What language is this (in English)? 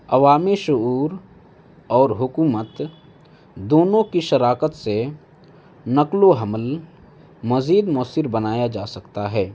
Urdu